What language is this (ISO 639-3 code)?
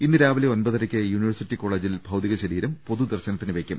mal